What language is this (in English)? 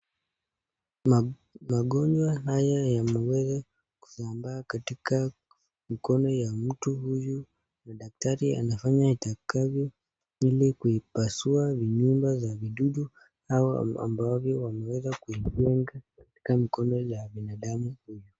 Swahili